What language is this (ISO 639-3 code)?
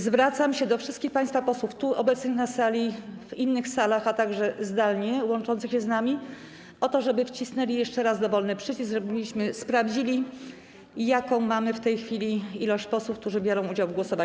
pol